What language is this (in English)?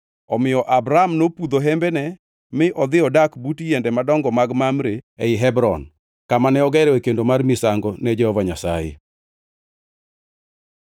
Luo (Kenya and Tanzania)